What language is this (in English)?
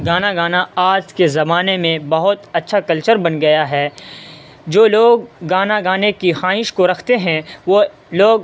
Urdu